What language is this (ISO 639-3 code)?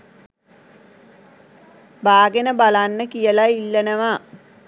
sin